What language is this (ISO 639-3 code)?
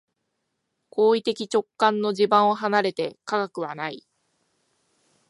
jpn